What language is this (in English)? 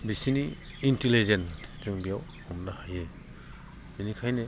Bodo